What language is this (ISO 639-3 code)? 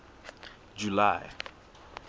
sot